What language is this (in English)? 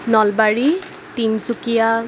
Assamese